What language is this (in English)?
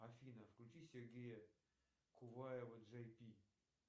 Russian